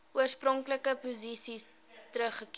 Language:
Afrikaans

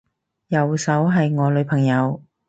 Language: Cantonese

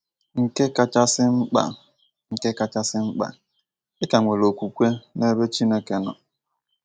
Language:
Igbo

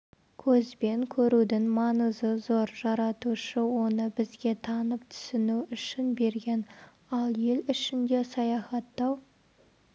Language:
Kazakh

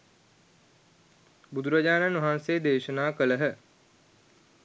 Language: Sinhala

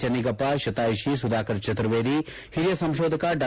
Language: Kannada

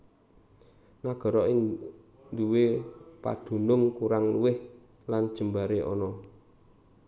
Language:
Javanese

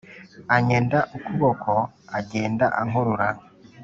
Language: Kinyarwanda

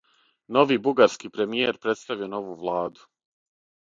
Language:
Serbian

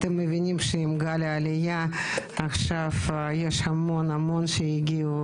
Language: Hebrew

